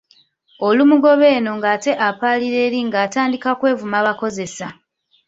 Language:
Ganda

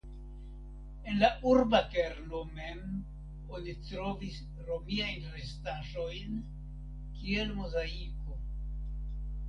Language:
Esperanto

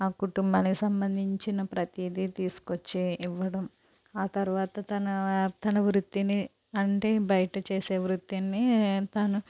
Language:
Telugu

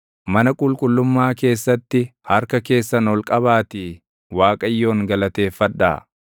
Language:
Oromo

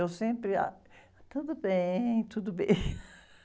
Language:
Portuguese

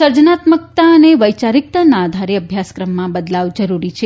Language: Gujarati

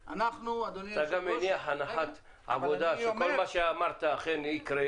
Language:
Hebrew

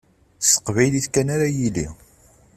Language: Kabyle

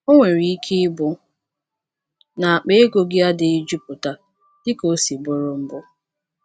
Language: Igbo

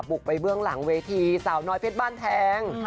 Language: Thai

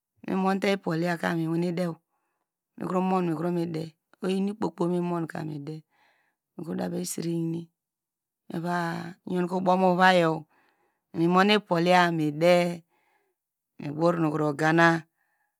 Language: Degema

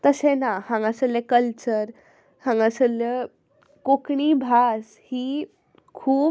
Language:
Konkani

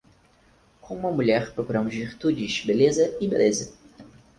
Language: Portuguese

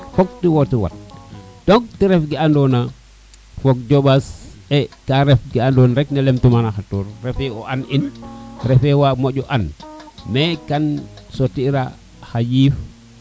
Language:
Serer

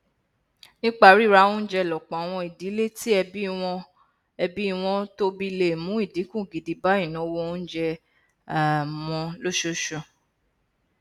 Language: Yoruba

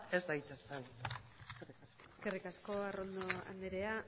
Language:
Basque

